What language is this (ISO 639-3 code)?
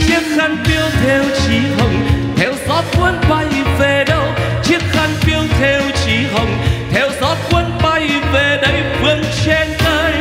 vie